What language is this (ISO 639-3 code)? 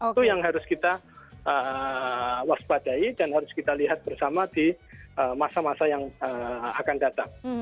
ind